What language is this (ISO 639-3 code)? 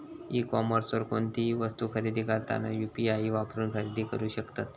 mar